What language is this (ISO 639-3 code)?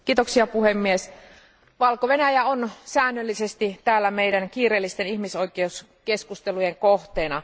fin